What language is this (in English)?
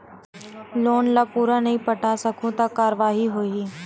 Chhattisgarhi